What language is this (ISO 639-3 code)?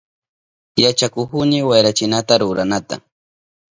qup